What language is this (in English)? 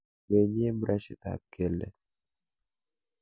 Kalenjin